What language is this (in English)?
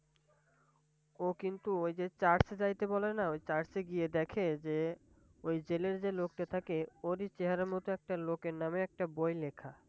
Bangla